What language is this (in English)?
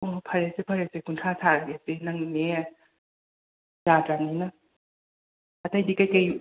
Manipuri